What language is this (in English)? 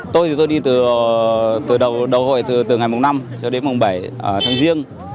Vietnamese